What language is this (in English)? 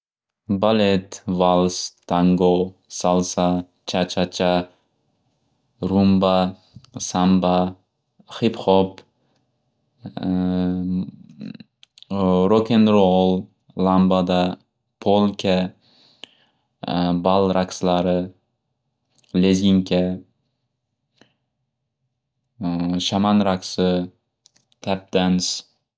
Uzbek